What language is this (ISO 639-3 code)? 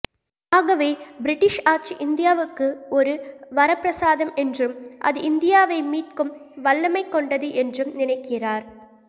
tam